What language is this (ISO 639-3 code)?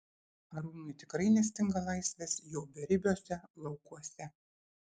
lit